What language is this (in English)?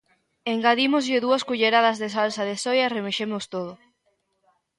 Galician